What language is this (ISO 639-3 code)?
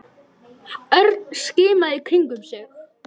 isl